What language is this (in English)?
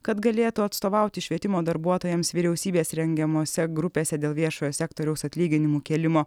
Lithuanian